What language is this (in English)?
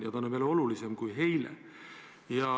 Estonian